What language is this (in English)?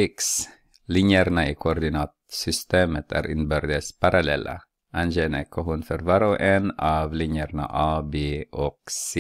Swedish